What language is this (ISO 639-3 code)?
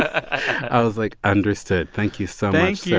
eng